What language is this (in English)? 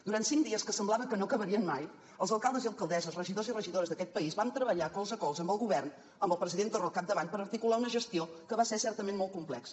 Catalan